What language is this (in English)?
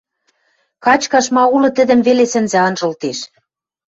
Western Mari